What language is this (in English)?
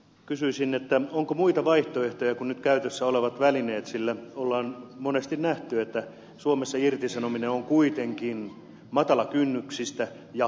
Finnish